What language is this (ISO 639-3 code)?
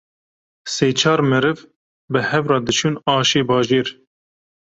kur